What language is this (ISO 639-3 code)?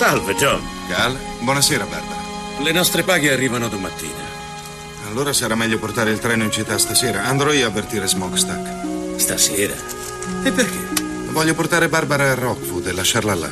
ita